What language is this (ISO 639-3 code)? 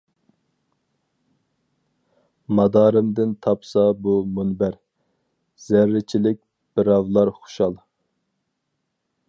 uig